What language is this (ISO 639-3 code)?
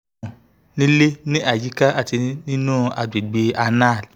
yor